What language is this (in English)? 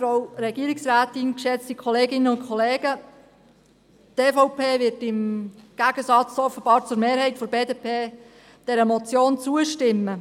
Swiss German